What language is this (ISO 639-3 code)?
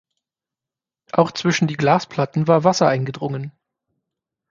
deu